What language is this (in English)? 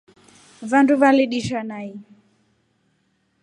Rombo